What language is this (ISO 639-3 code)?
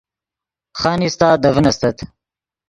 ydg